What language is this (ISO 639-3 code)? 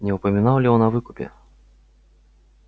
rus